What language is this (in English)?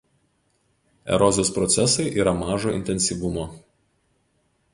Lithuanian